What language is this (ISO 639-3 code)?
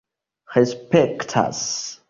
epo